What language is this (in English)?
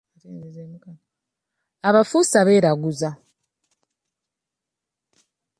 Ganda